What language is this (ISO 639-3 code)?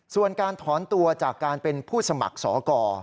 tha